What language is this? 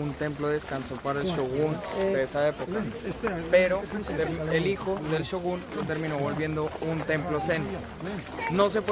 Spanish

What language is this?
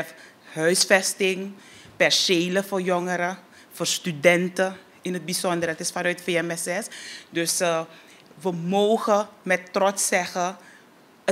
Dutch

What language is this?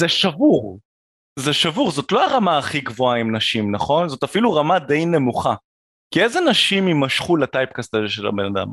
Hebrew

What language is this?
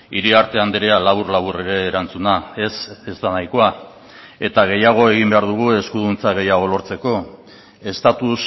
Basque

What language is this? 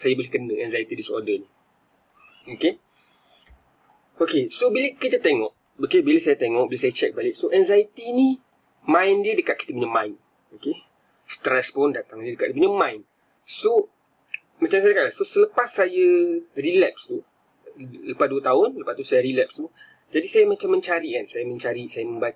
Malay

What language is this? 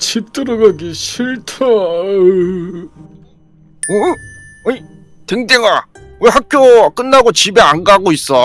Korean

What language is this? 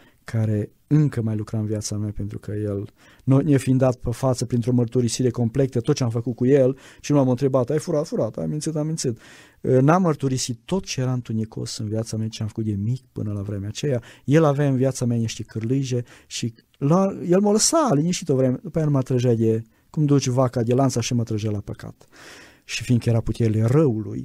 Romanian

